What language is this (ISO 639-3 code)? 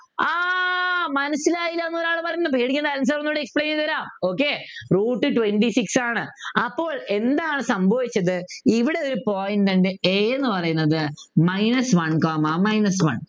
mal